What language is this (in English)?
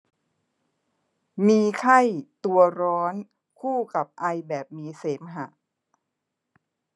Thai